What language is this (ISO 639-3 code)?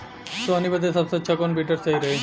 bho